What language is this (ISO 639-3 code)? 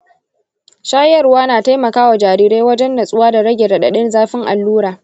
hau